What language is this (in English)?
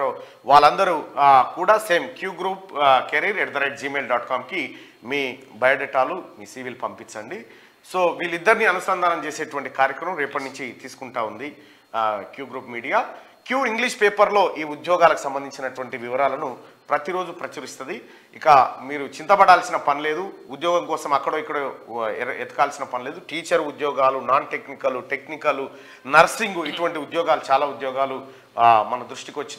Telugu